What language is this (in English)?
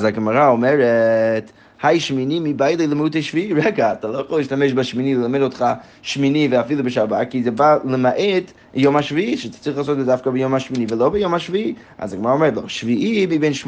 Hebrew